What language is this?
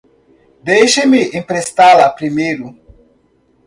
Portuguese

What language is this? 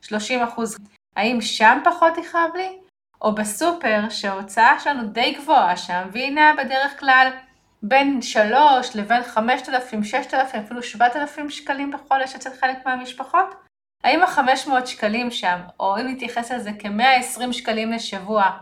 Hebrew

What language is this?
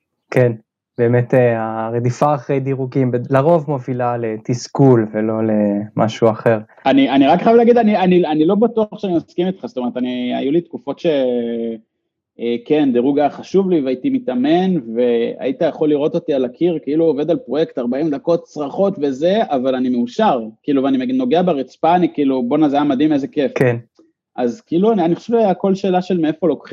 Hebrew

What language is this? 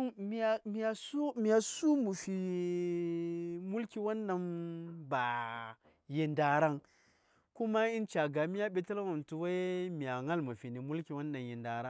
Saya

